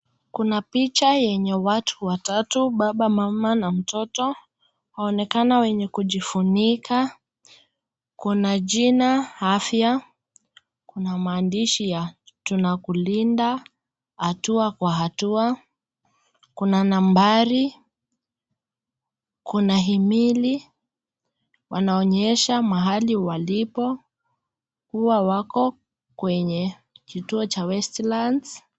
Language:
Swahili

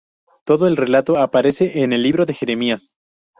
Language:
Spanish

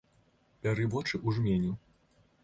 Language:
Belarusian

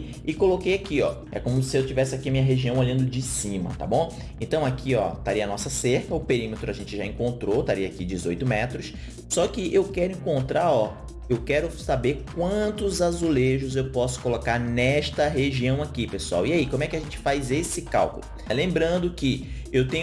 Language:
Portuguese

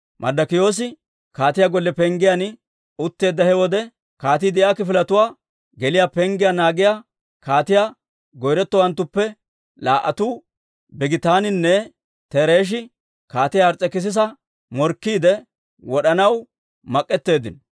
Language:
Dawro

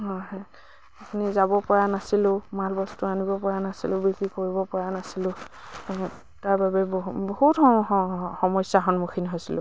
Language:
Assamese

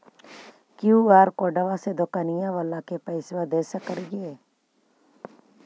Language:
Magahi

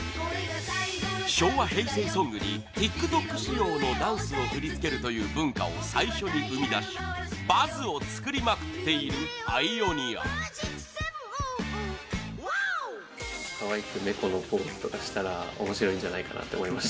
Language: Japanese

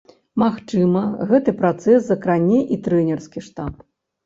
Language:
Belarusian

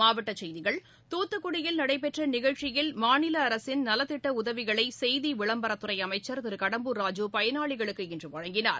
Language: Tamil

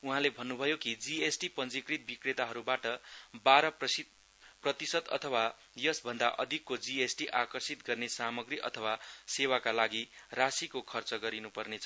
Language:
Nepali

